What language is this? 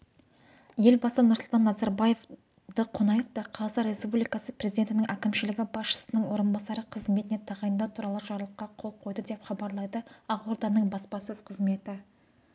Kazakh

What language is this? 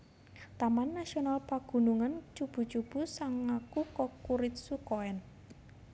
Javanese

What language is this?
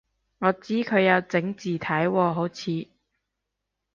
Cantonese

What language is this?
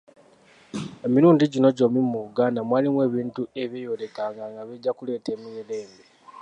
Ganda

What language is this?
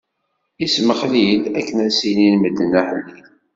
Kabyle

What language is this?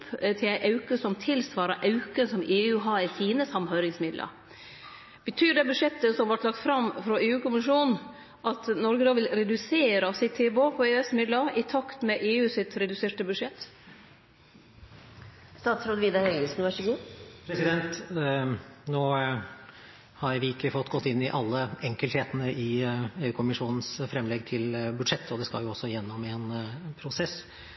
Norwegian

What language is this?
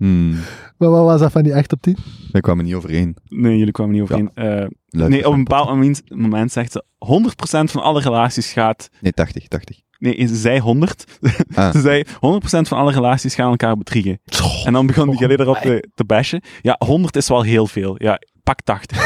Dutch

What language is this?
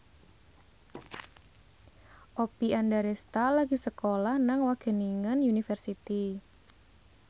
Javanese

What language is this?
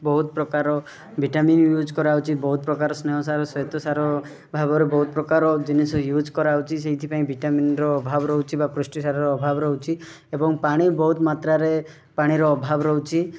Odia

